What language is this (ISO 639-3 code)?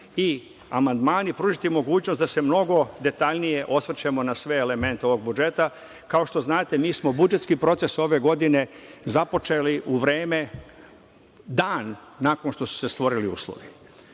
srp